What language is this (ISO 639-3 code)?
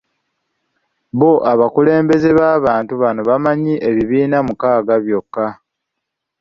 lug